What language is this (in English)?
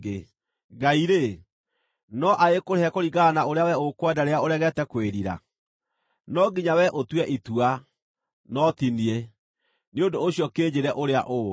Kikuyu